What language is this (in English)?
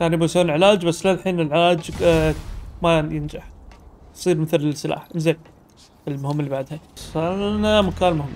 Arabic